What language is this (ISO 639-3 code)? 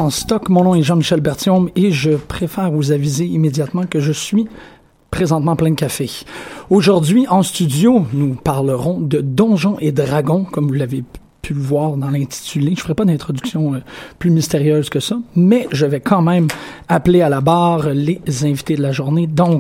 fra